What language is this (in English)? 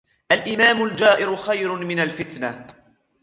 Arabic